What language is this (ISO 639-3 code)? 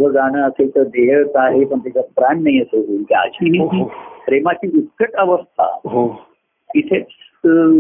mar